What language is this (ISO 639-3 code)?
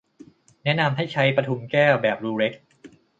tha